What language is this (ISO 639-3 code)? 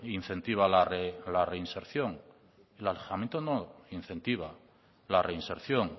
spa